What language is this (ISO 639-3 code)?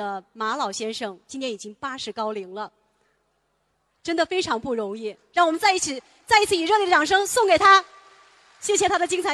zho